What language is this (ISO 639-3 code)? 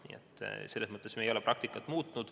est